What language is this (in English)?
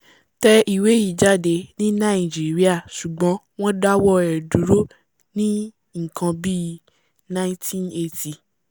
Yoruba